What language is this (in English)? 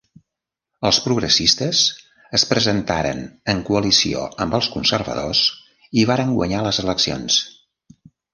Catalan